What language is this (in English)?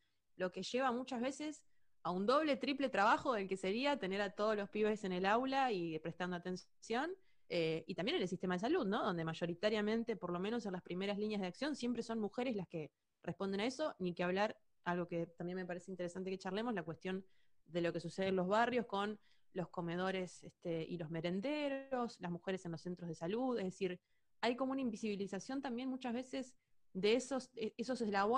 Spanish